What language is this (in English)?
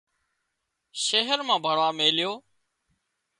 Wadiyara Koli